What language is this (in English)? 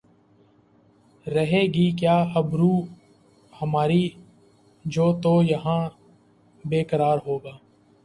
Urdu